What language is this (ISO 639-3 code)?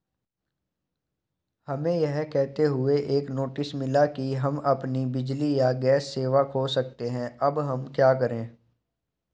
hin